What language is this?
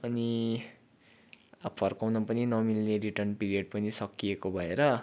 Nepali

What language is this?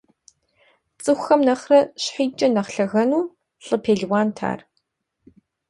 Kabardian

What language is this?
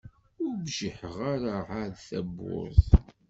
Kabyle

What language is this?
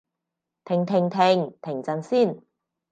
Cantonese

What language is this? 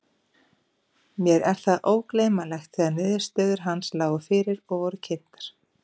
Icelandic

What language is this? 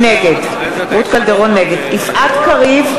Hebrew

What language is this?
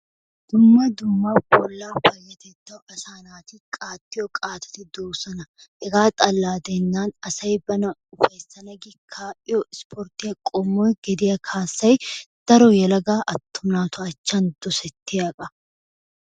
Wolaytta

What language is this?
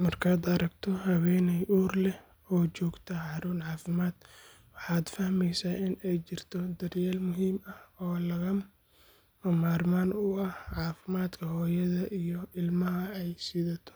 Somali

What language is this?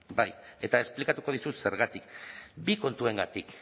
Basque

